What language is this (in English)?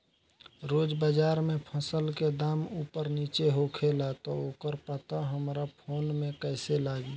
Bhojpuri